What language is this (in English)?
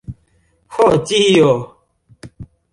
Esperanto